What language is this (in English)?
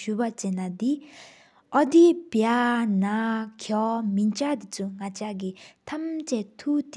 Sikkimese